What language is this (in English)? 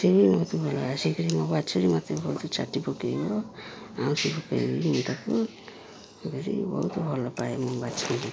Odia